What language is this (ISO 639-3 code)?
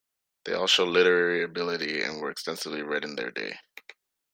eng